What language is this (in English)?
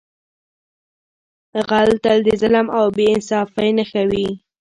Pashto